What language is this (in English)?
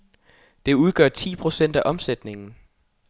Danish